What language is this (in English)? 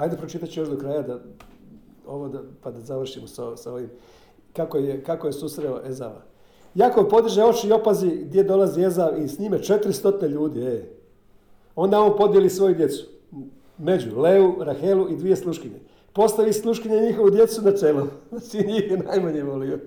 Croatian